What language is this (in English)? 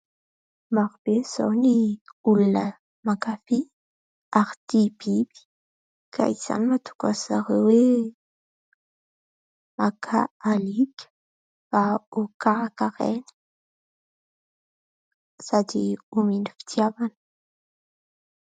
Malagasy